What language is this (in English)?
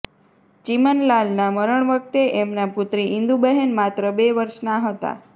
Gujarati